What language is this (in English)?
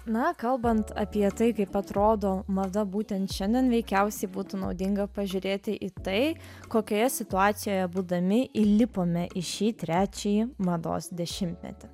Lithuanian